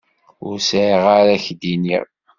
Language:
Kabyle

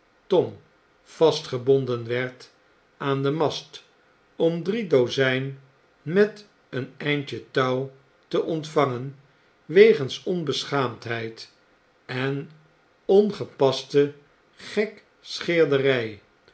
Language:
Dutch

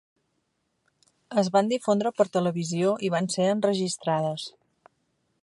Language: Catalan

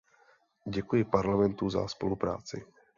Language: Czech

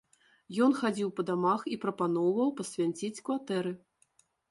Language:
Belarusian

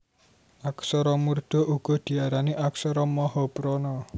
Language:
Javanese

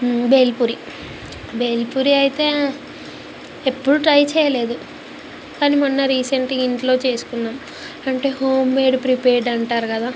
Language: Telugu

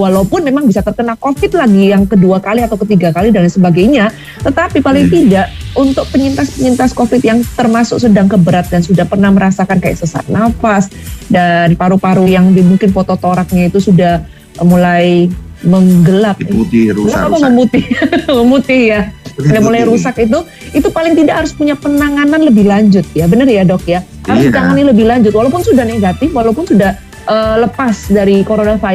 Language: Indonesian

